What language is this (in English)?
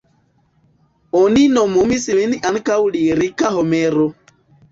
Esperanto